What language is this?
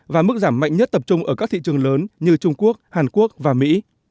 Vietnamese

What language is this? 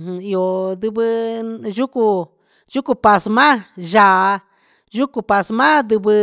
Huitepec Mixtec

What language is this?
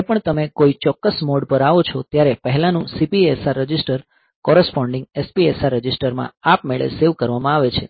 Gujarati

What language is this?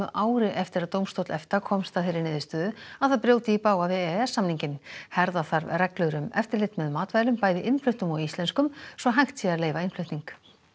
Icelandic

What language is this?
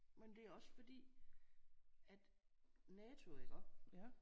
Danish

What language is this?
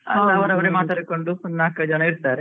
Kannada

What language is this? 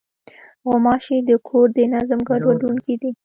Pashto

